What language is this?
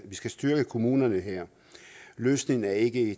Danish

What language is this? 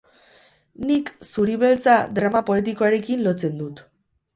Basque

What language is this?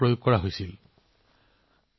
Assamese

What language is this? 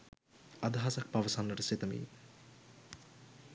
Sinhala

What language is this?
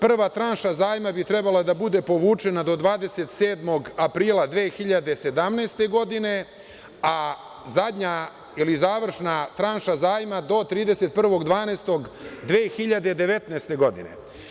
Serbian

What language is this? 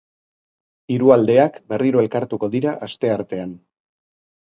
Basque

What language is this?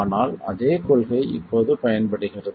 Tamil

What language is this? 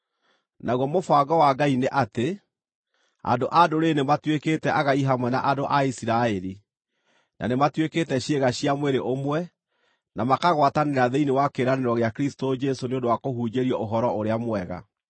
Kikuyu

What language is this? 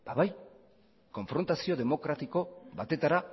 Basque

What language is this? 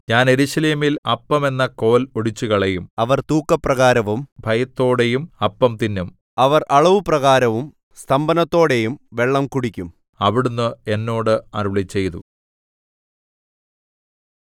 Malayalam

